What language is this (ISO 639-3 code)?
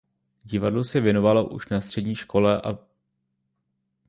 ces